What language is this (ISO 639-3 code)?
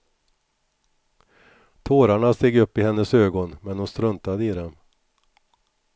swe